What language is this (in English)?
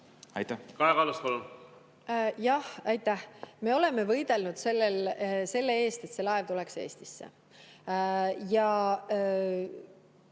Estonian